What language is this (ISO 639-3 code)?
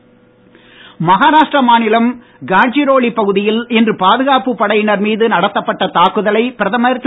tam